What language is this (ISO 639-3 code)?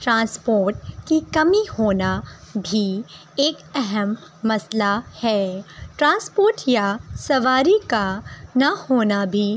urd